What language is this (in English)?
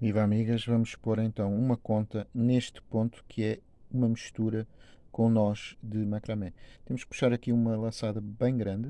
Portuguese